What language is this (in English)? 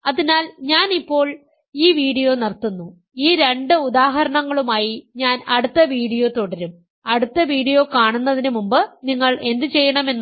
Malayalam